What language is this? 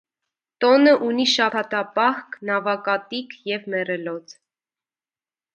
Armenian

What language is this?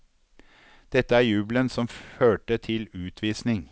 Norwegian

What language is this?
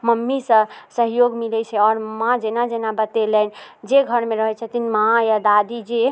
Maithili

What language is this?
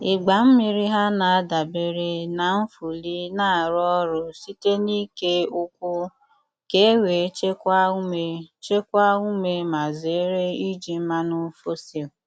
Igbo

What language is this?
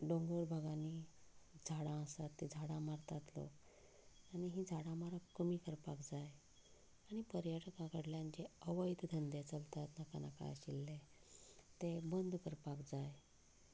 Konkani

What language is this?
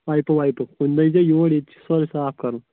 Kashmiri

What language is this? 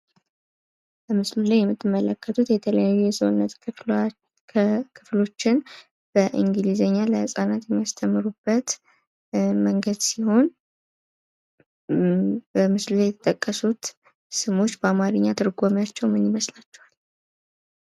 Amharic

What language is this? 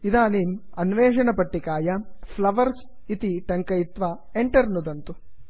Sanskrit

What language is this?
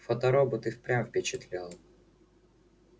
Russian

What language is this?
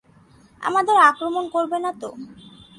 Bangla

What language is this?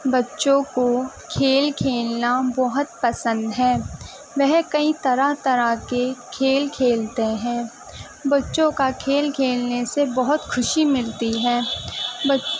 Urdu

